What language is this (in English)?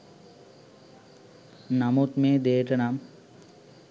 Sinhala